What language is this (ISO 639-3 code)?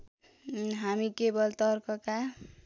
nep